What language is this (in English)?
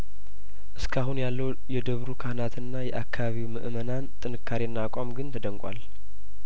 Amharic